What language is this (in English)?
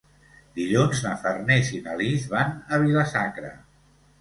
Catalan